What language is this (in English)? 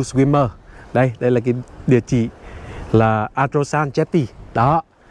Vietnamese